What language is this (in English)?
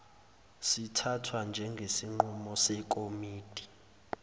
Zulu